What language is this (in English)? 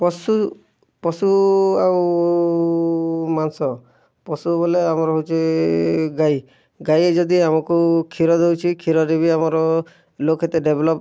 Odia